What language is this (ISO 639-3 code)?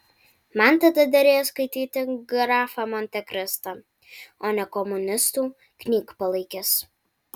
lit